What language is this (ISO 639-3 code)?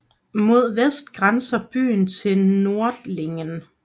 dan